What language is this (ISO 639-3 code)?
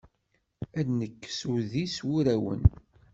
kab